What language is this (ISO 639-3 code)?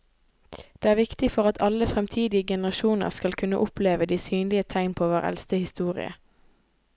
nor